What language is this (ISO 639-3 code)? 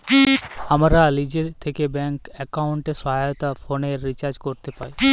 ben